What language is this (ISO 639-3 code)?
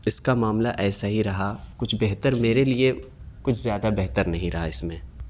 urd